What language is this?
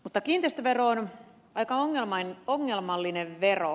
Finnish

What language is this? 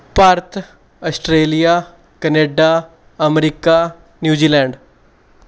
Punjabi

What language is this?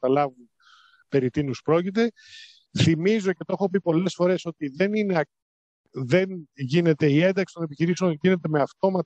Greek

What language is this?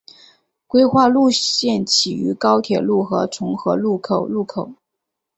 Chinese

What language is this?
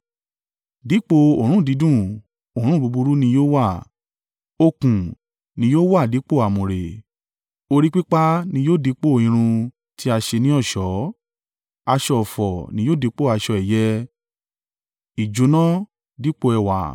Yoruba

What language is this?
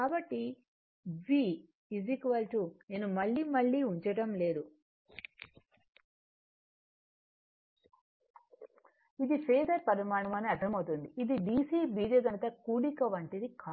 Telugu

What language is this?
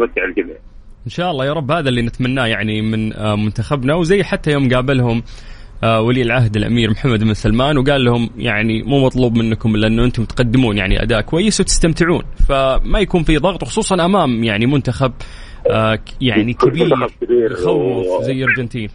Arabic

